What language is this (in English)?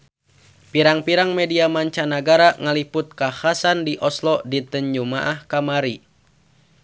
Sundanese